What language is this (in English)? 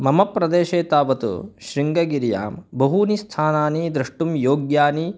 Sanskrit